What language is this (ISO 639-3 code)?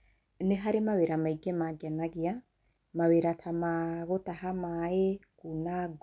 kik